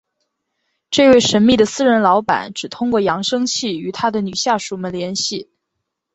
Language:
Chinese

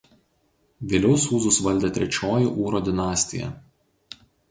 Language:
Lithuanian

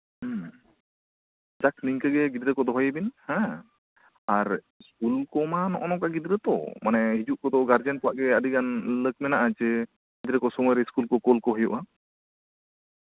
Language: Santali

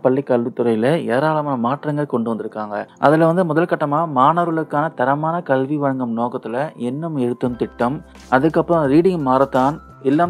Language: Indonesian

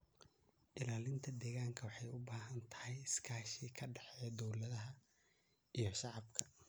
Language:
Somali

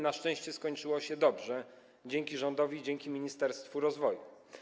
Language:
Polish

